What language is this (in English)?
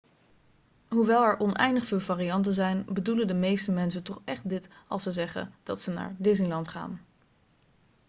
Dutch